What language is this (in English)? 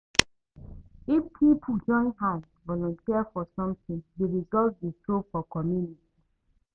Nigerian Pidgin